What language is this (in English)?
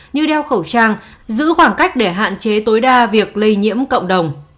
Vietnamese